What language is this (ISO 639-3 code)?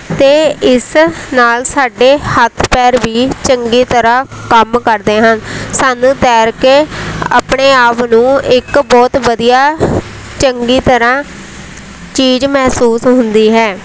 pan